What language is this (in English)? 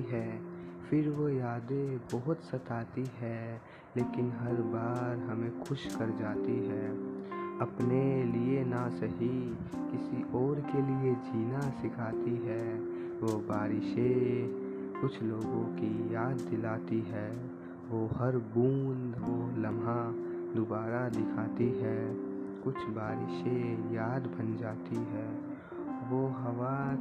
Hindi